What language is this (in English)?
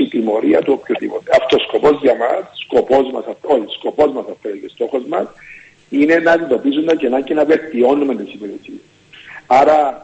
Greek